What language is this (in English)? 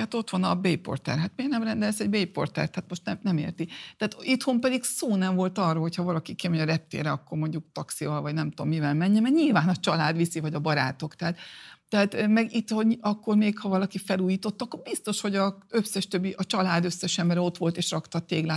Hungarian